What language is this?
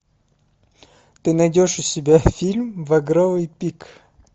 Russian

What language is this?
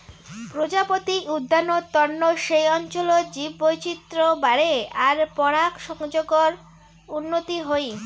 Bangla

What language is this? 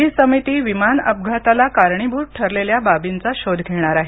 Marathi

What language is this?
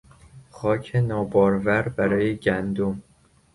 Persian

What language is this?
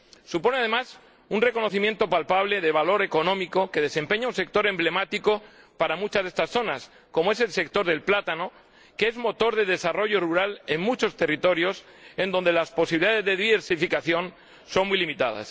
Spanish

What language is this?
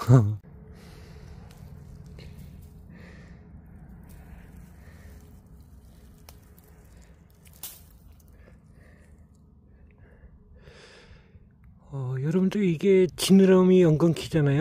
Korean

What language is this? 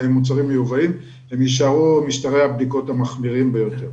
Hebrew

